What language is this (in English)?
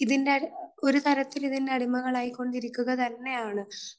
Malayalam